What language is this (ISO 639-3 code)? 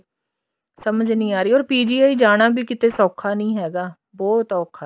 pan